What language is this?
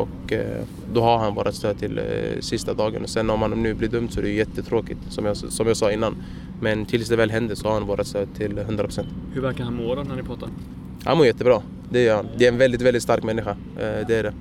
Swedish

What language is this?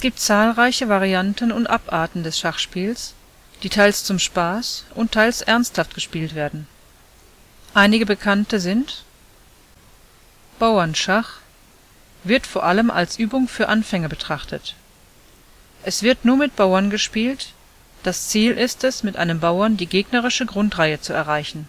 German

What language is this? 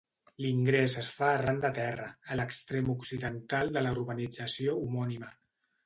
Catalan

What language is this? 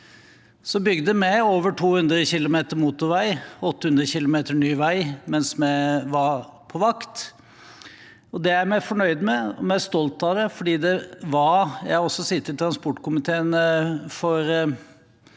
Norwegian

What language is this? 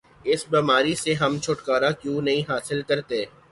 Urdu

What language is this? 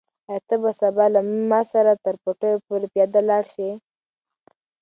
Pashto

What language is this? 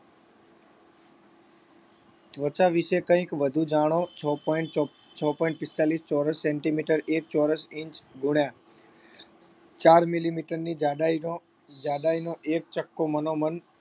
Gujarati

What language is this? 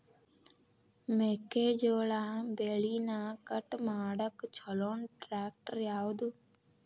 Kannada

